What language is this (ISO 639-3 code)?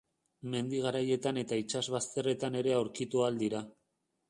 eus